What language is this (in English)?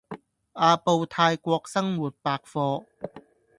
Cantonese